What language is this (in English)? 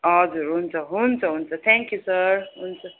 Nepali